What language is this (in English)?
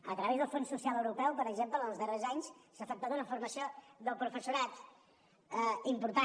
Catalan